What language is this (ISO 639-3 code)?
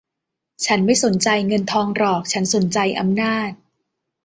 tha